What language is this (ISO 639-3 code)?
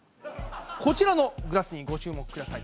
jpn